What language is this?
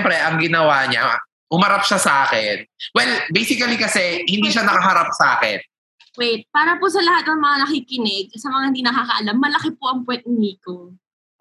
Filipino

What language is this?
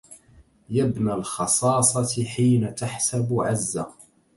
Arabic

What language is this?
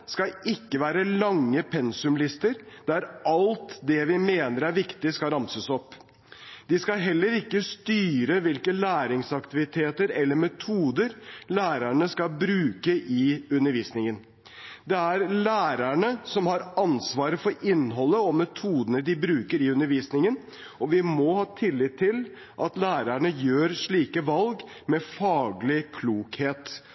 Norwegian Bokmål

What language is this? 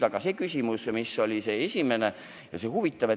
Estonian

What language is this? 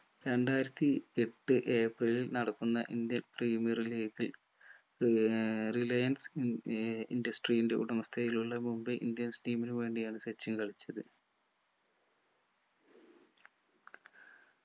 Malayalam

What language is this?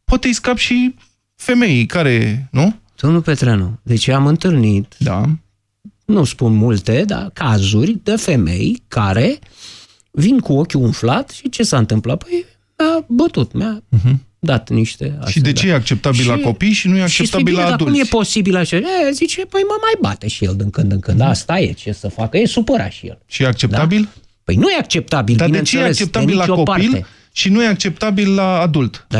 Romanian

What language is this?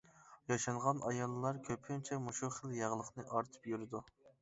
Uyghur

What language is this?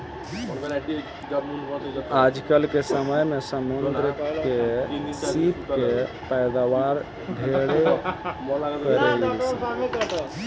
Bhojpuri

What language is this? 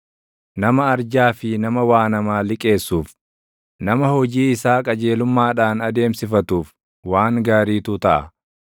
Oromo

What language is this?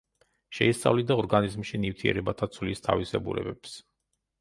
Georgian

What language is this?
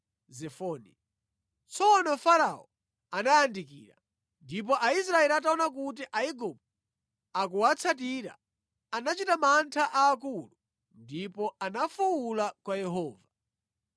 Nyanja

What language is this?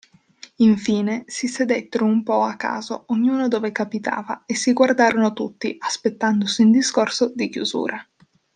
Italian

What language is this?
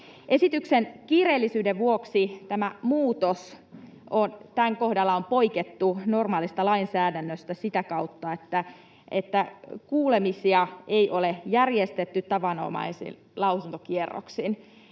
Finnish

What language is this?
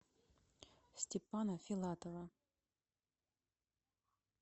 Russian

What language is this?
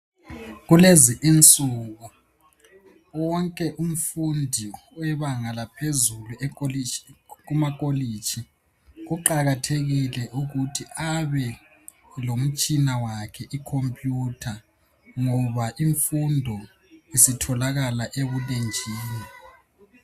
North Ndebele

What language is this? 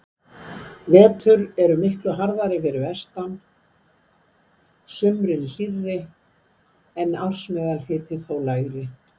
Icelandic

